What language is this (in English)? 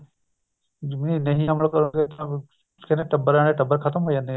Punjabi